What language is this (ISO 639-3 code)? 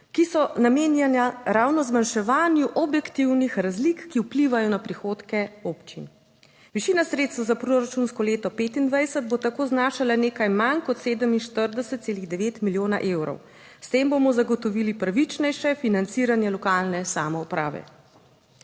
slv